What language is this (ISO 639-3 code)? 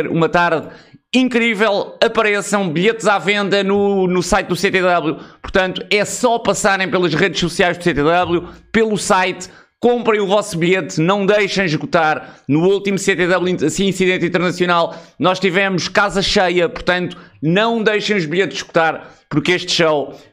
por